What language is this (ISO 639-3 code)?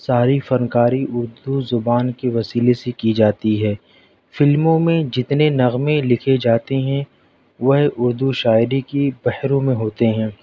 urd